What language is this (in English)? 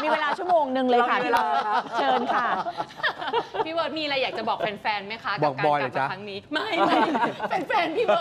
Thai